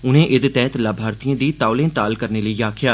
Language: Dogri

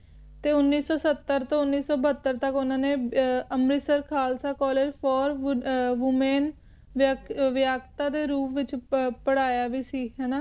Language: Punjabi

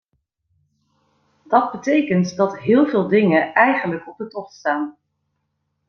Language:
Dutch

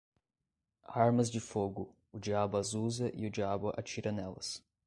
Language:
Portuguese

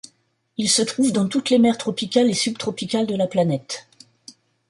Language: French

